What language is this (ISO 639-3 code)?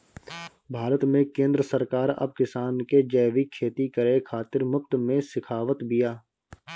bho